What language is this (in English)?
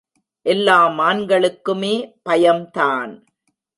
Tamil